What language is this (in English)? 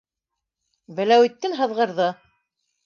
Bashkir